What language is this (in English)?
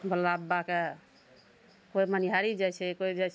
Maithili